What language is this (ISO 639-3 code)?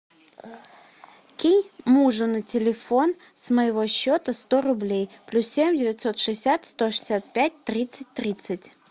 rus